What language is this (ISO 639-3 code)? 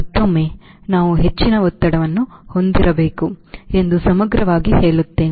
kan